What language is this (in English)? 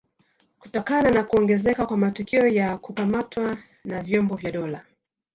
Swahili